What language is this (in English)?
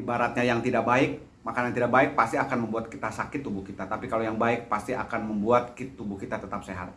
Indonesian